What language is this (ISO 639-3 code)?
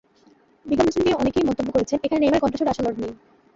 ben